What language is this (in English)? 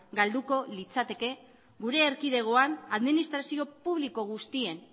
Basque